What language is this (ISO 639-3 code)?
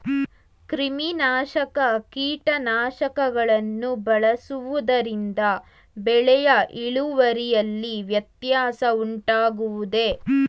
kan